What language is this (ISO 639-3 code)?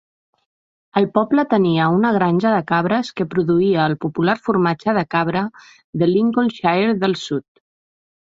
cat